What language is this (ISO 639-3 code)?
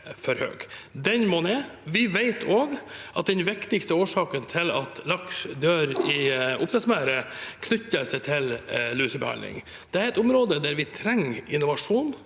nor